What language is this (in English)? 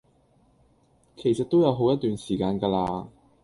Cantonese